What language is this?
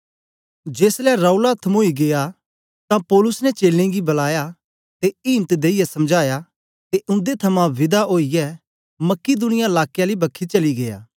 Dogri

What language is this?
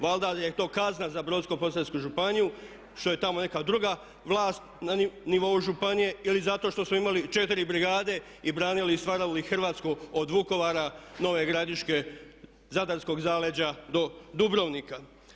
Croatian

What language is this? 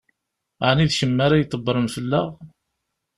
Kabyle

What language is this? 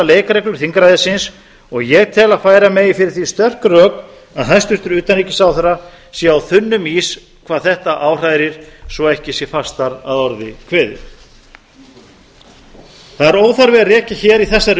Icelandic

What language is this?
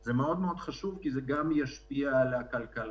Hebrew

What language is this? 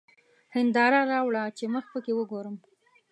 Pashto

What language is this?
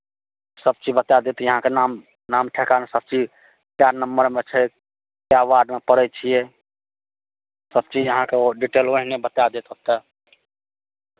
Maithili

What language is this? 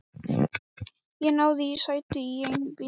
Icelandic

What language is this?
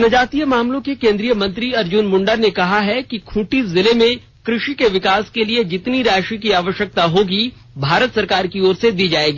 Hindi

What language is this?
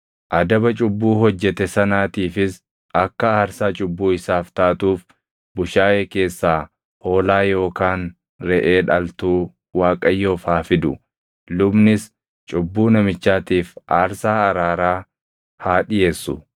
Oromo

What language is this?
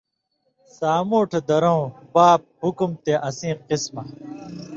Indus Kohistani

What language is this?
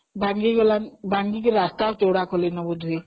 Odia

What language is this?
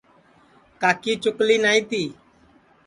Sansi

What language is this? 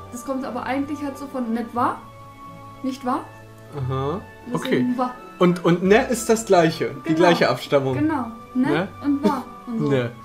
German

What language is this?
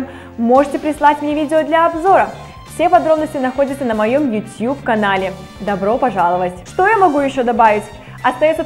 Russian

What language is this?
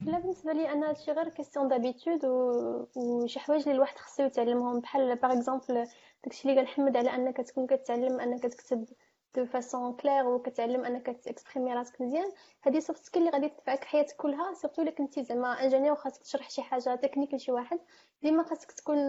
Arabic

